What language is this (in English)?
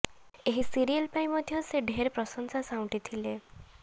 Odia